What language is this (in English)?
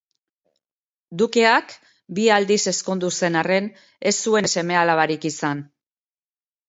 Basque